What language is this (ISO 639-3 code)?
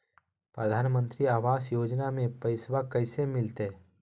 mag